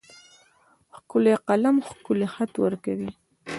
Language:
Pashto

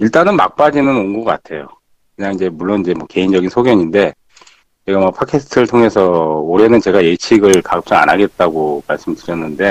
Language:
Korean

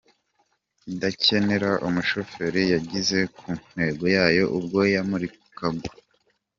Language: Kinyarwanda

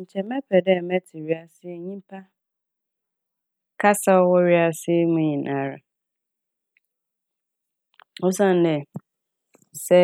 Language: Akan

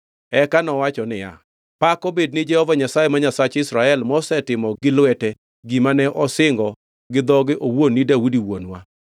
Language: Luo (Kenya and Tanzania)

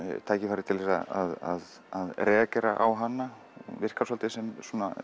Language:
Icelandic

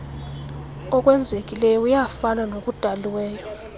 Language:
Xhosa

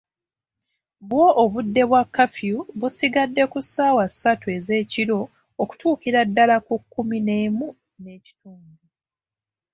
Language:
Ganda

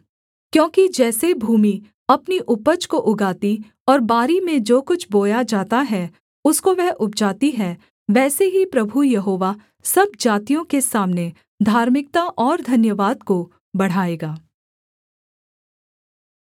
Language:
Hindi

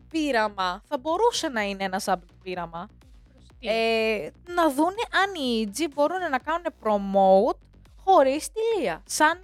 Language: Greek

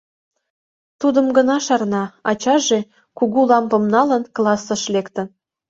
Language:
Mari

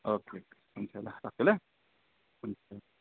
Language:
Nepali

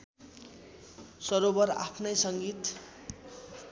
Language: Nepali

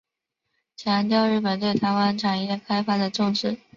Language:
Chinese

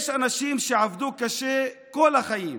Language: Hebrew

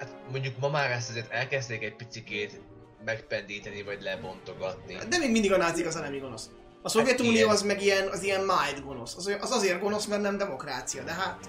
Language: Hungarian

